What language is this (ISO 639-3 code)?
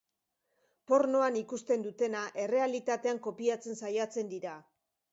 eus